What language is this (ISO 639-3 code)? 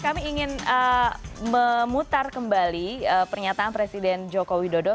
ind